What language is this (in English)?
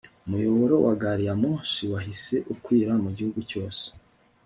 Kinyarwanda